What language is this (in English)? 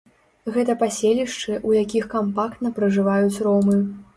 Belarusian